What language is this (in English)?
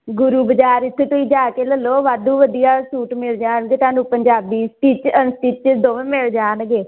Punjabi